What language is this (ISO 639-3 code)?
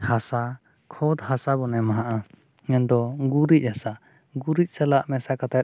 sat